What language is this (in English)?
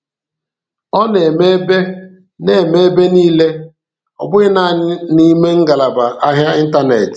Igbo